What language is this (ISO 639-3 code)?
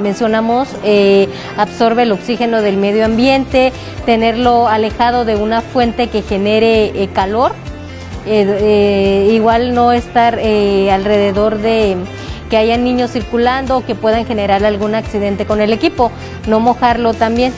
spa